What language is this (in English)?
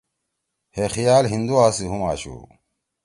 Torwali